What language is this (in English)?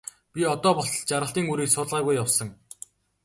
Mongolian